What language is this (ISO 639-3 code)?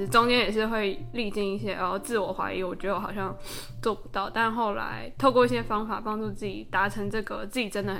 zho